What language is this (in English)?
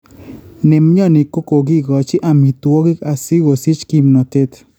Kalenjin